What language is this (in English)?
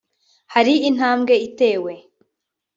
Kinyarwanda